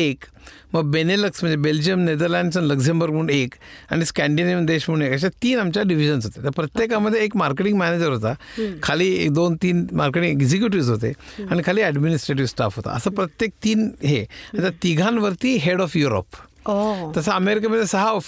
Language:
Marathi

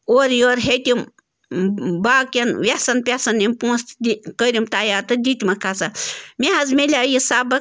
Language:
Kashmiri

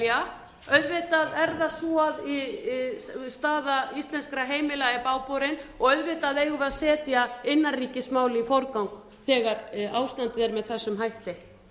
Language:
Icelandic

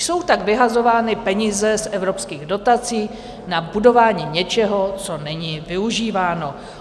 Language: Czech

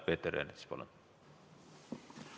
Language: Estonian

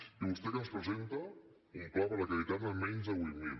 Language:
Catalan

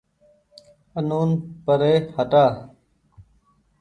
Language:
Goaria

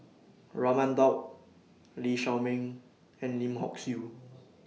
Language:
English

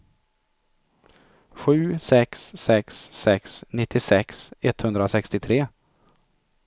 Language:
Swedish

